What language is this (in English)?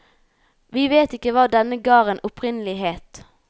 Norwegian